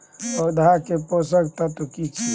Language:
Maithili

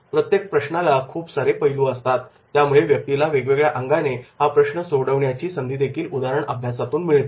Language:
Marathi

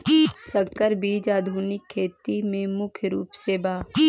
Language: Magahi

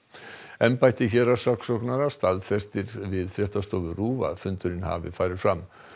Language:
Icelandic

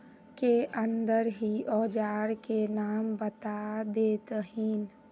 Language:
Magahi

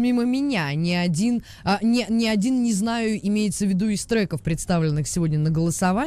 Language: Russian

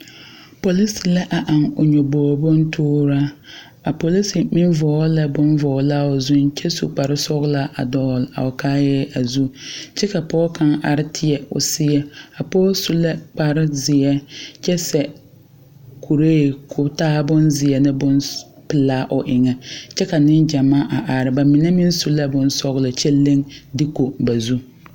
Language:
Southern Dagaare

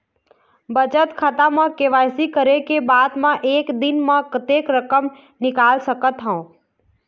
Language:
Chhattisgarhi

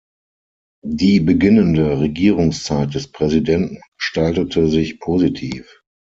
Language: German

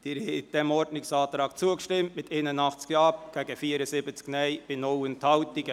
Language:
Swiss German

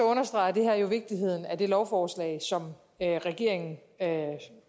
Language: Danish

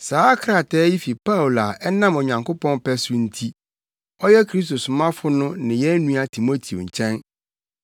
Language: Akan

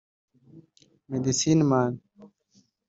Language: Kinyarwanda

